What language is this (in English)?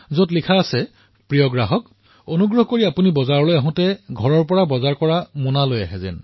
Assamese